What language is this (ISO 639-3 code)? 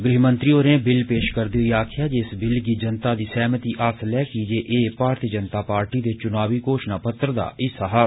doi